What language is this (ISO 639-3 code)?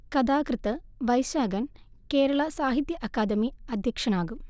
mal